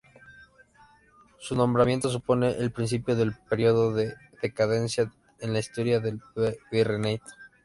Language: Spanish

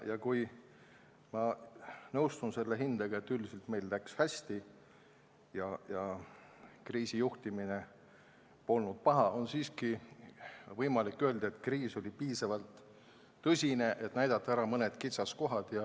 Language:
Estonian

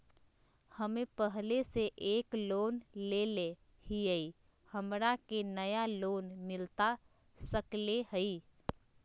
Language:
Magahi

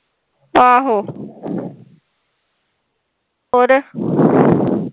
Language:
Punjabi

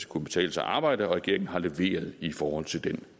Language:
Danish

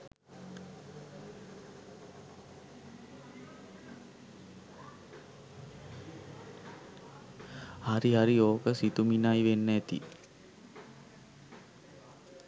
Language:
Sinhala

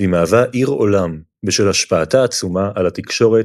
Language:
Hebrew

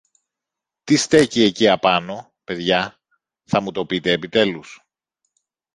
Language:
Greek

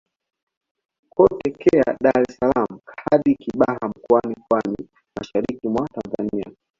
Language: Swahili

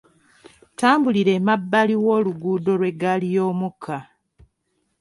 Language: Ganda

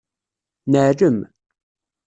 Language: Kabyle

